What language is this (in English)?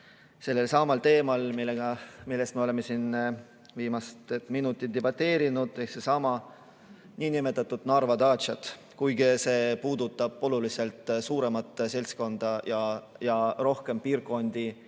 Estonian